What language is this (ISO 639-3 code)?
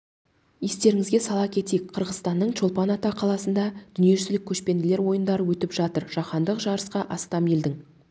kaz